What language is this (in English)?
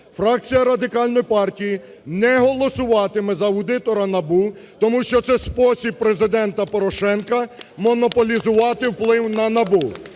Ukrainian